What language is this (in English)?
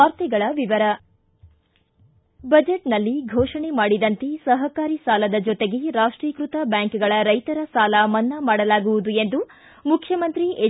Kannada